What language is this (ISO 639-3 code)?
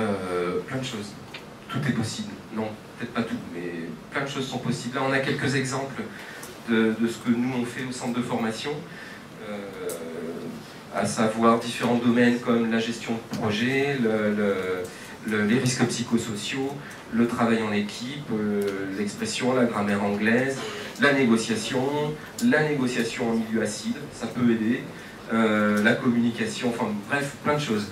fra